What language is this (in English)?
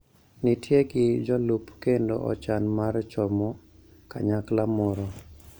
Luo (Kenya and Tanzania)